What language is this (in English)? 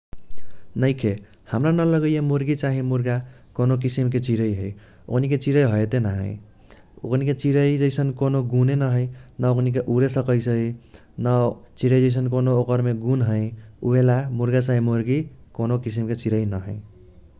Kochila Tharu